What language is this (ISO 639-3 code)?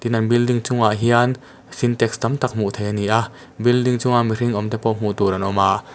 lus